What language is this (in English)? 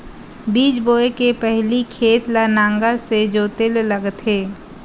Chhattisgarhi